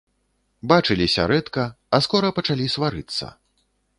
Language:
Belarusian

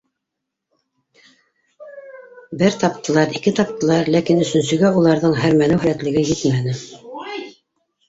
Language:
Bashkir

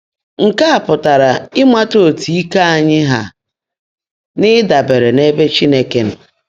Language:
Igbo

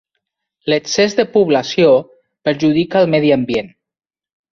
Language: Catalan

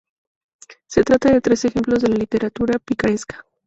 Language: Spanish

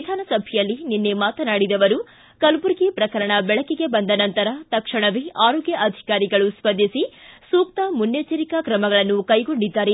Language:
Kannada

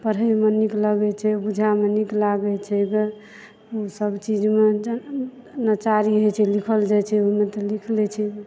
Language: Maithili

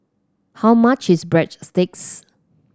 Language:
English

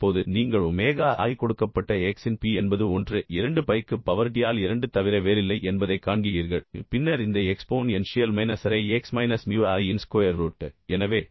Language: Tamil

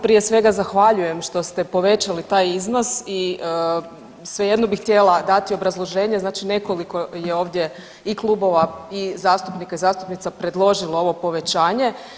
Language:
Croatian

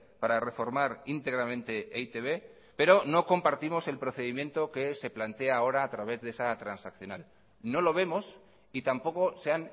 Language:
Spanish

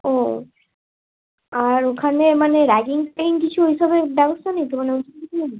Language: Bangla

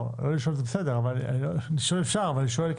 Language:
Hebrew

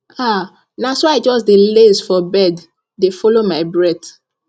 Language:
Nigerian Pidgin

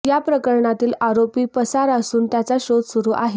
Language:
Marathi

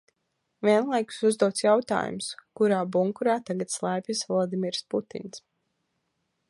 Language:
Latvian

